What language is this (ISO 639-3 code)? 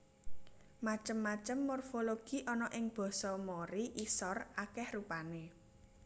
jav